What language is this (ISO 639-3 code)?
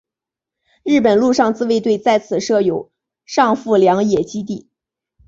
zho